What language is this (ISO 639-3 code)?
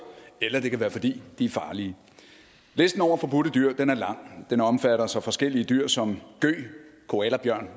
dan